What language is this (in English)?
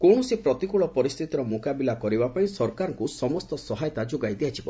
Odia